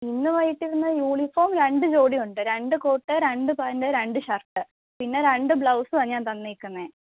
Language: Malayalam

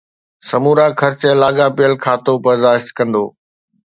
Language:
Sindhi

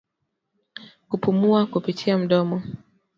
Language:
Swahili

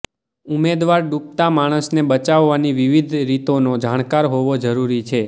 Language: Gujarati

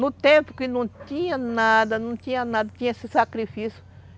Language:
Portuguese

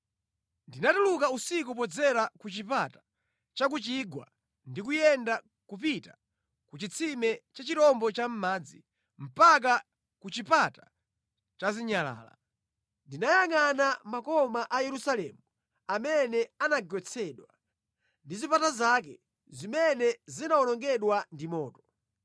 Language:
Nyanja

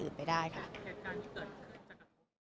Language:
Thai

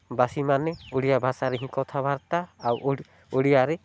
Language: Odia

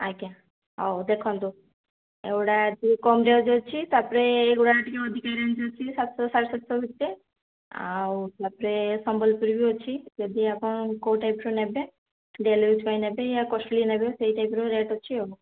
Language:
Odia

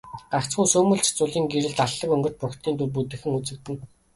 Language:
Mongolian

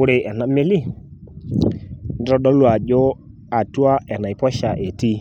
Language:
Masai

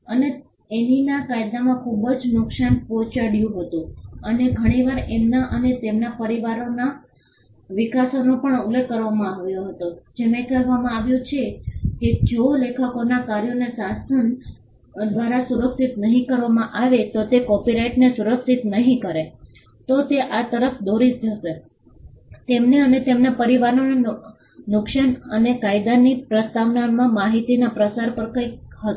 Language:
Gujarati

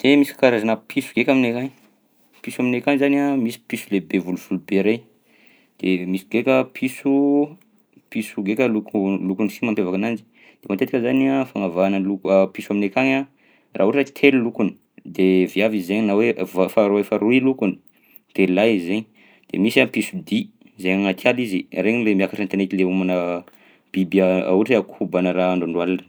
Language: Southern Betsimisaraka Malagasy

